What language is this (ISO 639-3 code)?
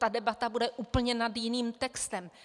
ces